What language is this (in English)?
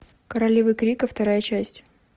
Russian